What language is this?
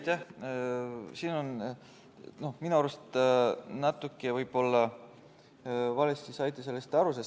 Estonian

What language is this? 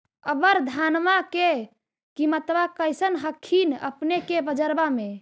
Magahi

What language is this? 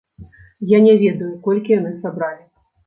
Belarusian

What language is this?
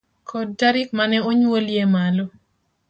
Luo (Kenya and Tanzania)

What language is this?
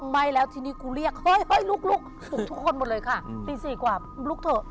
Thai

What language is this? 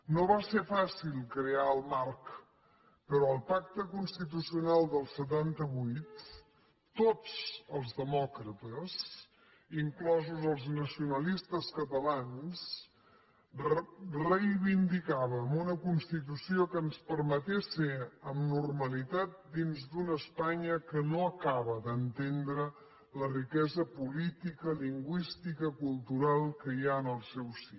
Catalan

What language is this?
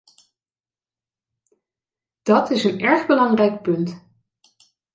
Dutch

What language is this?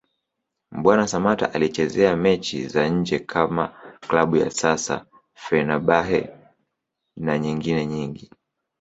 Swahili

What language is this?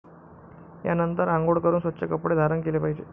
Marathi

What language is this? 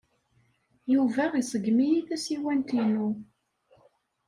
Kabyle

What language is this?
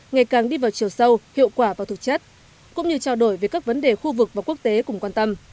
Vietnamese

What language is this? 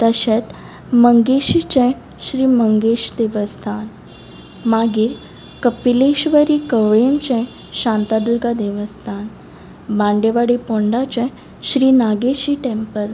Konkani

